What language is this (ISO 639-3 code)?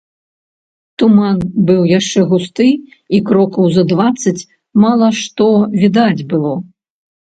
bel